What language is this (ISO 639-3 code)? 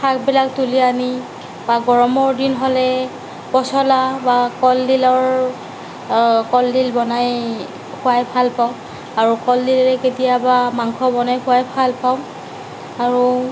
asm